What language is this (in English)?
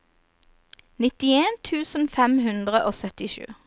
Norwegian